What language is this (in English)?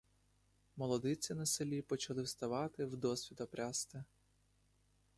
Ukrainian